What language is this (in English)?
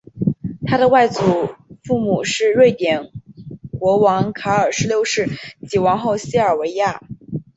Chinese